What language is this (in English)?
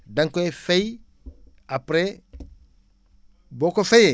Wolof